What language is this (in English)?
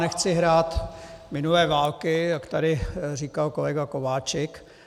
Czech